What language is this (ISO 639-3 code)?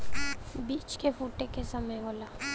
bho